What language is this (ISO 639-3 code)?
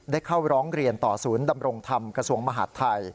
tha